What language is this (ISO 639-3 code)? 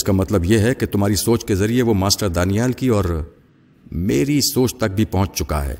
urd